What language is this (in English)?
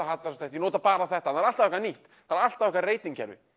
Icelandic